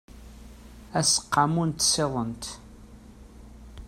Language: Kabyle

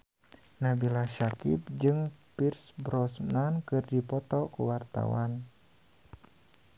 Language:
Sundanese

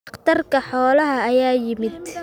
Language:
Somali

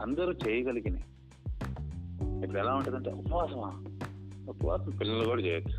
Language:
Telugu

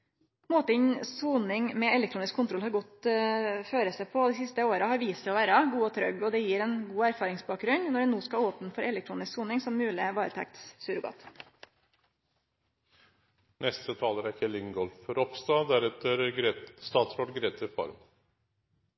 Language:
Norwegian Nynorsk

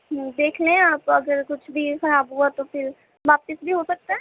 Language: Urdu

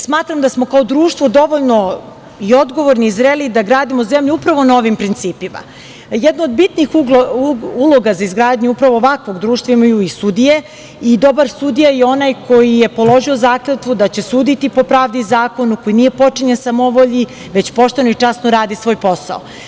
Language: Serbian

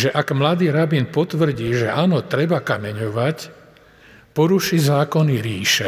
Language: Slovak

